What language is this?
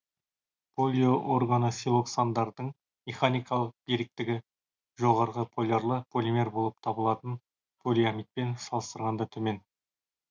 Kazakh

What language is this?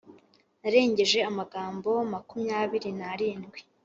Kinyarwanda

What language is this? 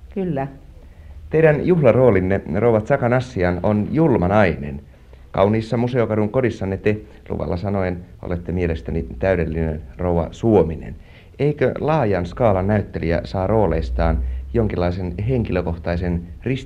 Finnish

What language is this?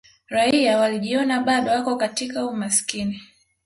Swahili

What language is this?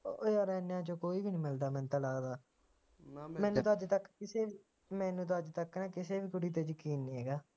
Punjabi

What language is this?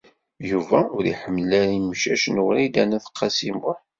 Kabyle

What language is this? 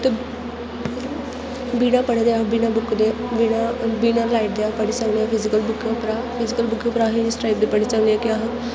Dogri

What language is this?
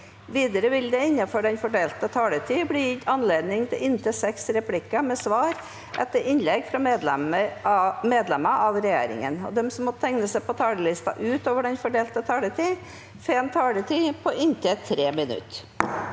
Norwegian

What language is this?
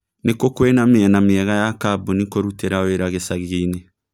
Kikuyu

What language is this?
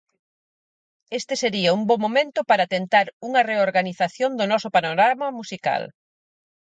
Galician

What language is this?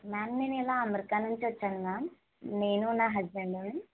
Telugu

